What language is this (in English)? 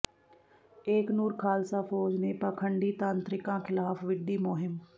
Punjabi